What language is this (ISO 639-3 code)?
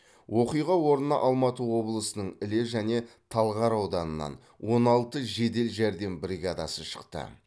kaz